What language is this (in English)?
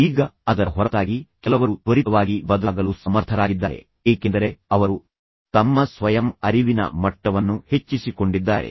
Kannada